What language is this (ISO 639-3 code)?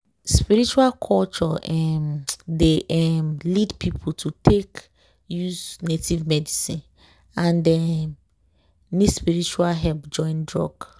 pcm